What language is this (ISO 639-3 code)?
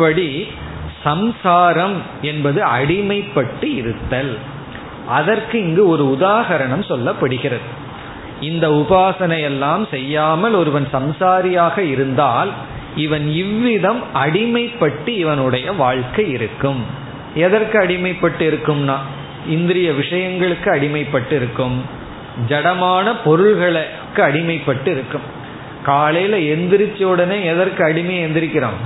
tam